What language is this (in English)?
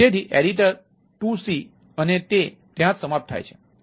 Gujarati